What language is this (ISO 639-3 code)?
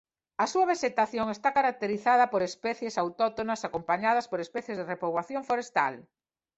glg